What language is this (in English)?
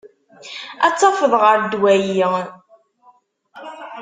Kabyle